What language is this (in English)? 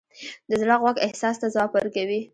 Pashto